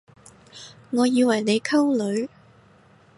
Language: Cantonese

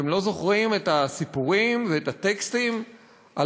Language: Hebrew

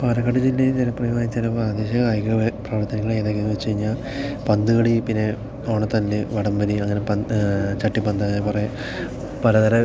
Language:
Malayalam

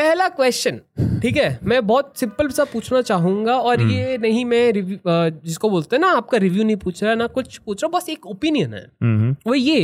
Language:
Hindi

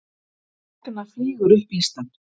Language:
Icelandic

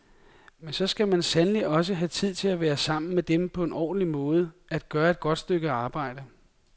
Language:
Danish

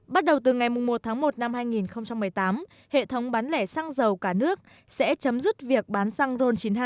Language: Vietnamese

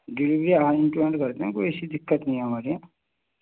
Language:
Urdu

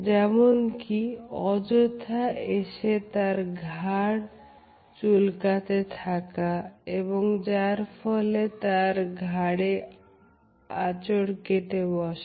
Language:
Bangla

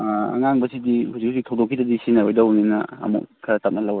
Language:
Manipuri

